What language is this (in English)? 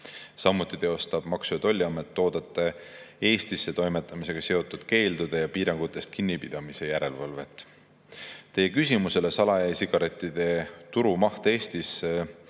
Estonian